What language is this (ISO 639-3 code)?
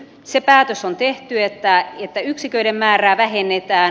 fin